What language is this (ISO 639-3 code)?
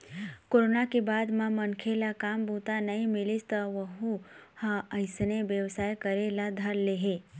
hne